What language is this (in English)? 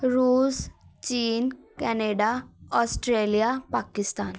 Punjabi